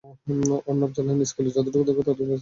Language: Bangla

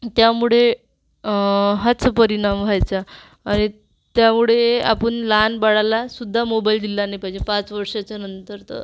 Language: Marathi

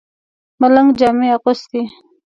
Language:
Pashto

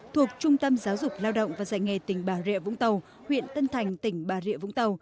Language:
Vietnamese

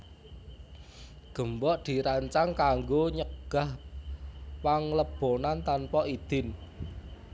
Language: Javanese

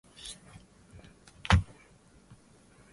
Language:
Swahili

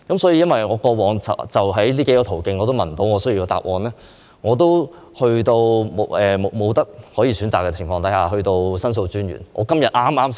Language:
Cantonese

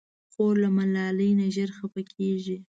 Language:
Pashto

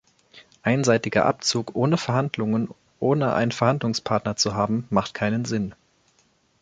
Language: German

